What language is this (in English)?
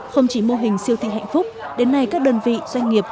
Vietnamese